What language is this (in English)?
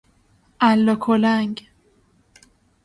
Persian